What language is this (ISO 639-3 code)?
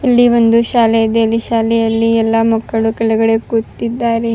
kan